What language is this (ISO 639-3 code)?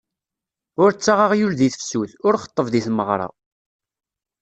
kab